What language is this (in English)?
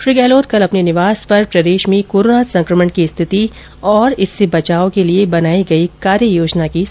Hindi